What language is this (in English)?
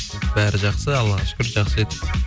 Kazakh